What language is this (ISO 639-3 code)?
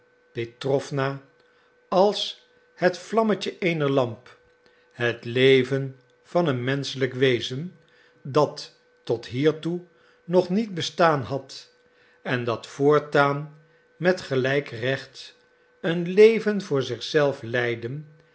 nld